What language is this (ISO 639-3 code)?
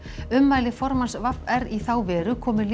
isl